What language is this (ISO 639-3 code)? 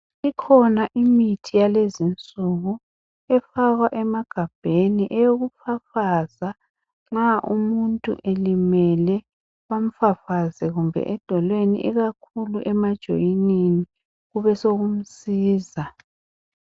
nde